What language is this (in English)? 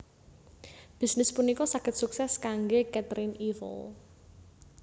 Javanese